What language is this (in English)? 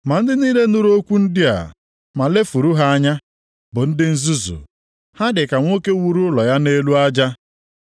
Igbo